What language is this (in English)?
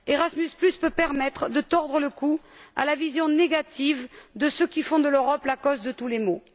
French